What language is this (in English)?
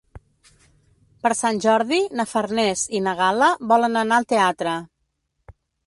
Catalan